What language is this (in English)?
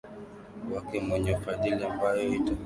Swahili